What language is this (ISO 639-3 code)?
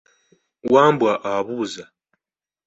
lug